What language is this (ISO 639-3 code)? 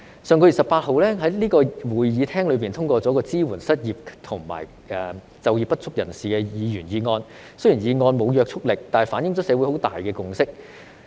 yue